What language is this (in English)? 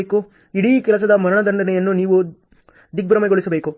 Kannada